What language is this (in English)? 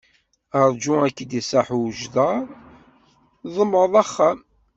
Kabyle